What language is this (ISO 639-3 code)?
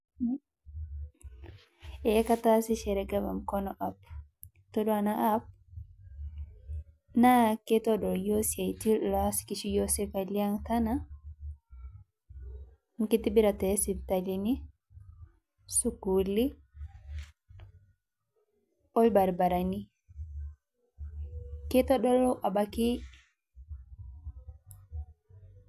mas